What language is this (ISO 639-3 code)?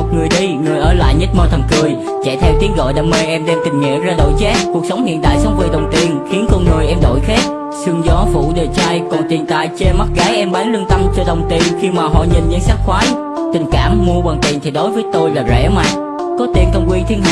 vie